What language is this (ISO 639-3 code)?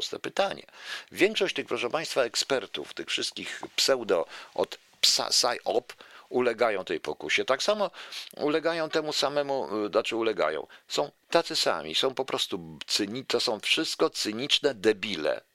pol